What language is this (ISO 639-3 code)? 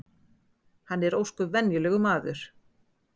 isl